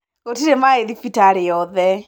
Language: Kikuyu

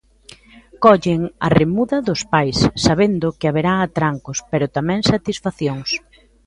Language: Galician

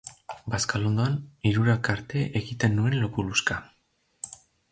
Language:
Basque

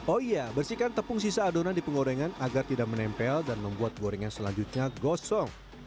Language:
Indonesian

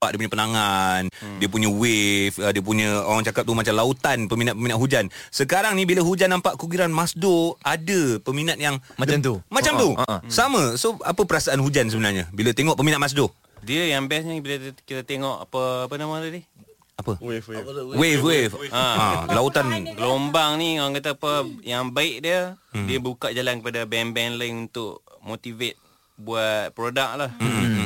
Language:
Malay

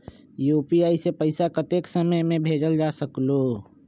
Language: Magahi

